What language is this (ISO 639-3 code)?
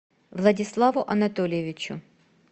rus